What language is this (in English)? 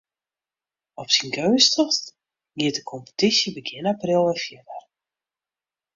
Western Frisian